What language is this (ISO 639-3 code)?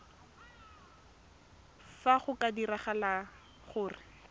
tsn